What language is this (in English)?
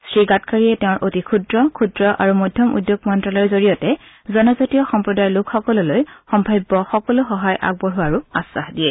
Assamese